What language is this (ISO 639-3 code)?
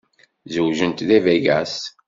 kab